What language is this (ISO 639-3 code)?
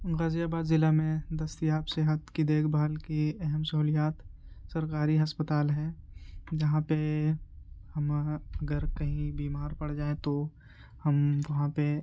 urd